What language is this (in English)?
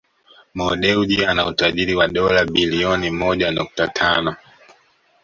Swahili